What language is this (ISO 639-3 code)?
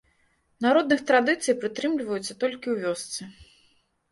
bel